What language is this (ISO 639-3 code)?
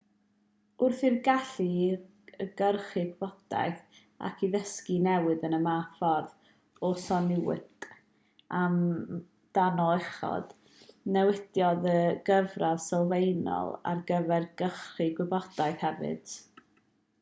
cym